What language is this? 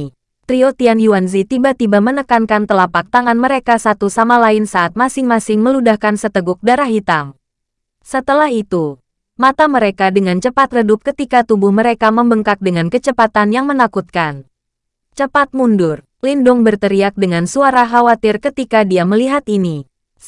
Indonesian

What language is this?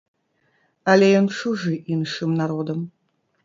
Belarusian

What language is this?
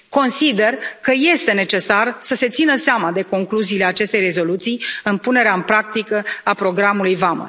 Romanian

